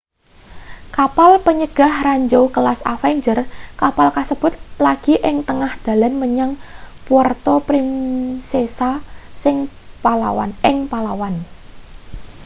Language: Javanese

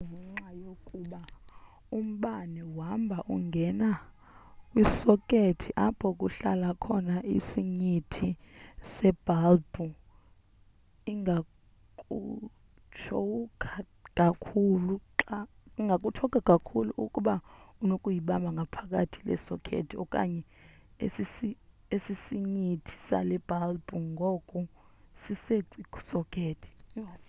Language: Xhosa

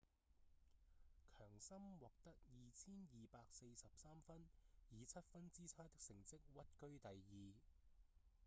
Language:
Cantonese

